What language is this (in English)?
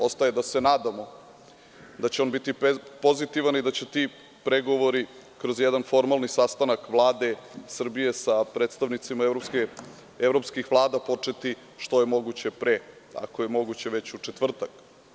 Serbian